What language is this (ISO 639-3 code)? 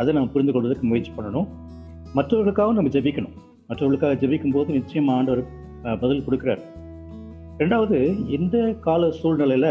tam